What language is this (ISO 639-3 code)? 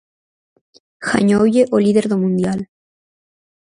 glg